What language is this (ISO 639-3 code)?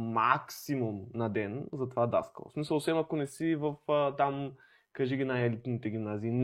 bul